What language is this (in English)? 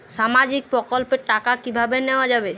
Bangla